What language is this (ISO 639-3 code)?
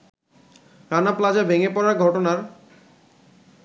ben